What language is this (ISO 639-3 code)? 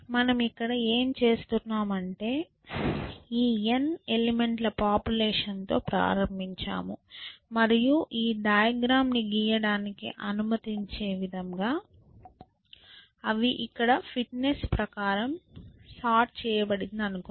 tel